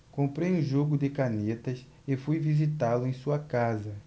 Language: Portuguese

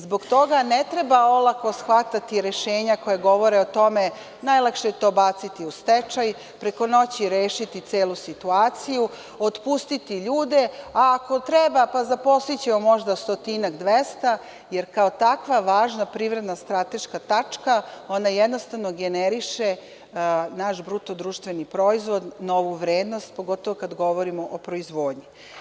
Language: Serbian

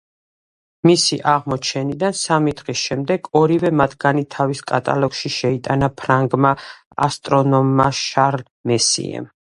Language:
Georgian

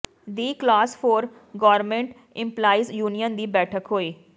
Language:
Punjabi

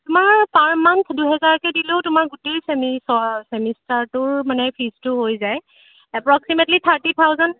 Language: Assamese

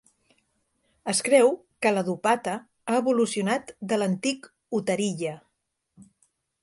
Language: Catalan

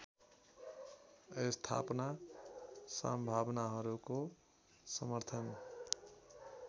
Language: Nepali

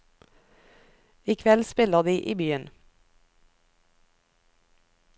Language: Norwegian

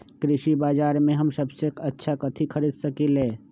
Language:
Magahi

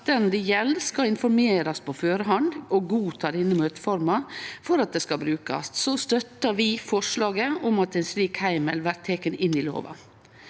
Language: Norwegian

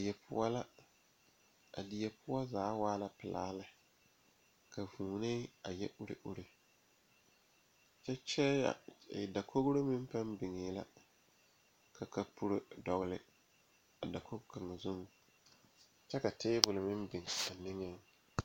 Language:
Southern Dagaare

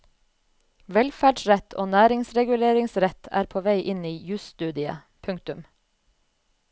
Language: Norwegian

